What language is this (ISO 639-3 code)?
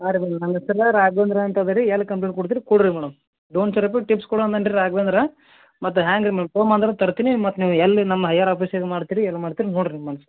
kan